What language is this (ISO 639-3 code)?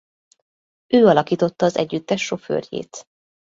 hun